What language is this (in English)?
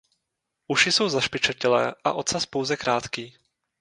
Czech